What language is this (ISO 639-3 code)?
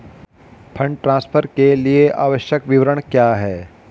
hin